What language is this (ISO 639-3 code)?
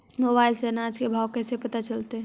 mag